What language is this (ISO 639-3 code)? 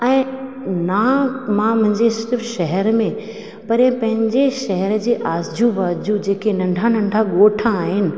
snd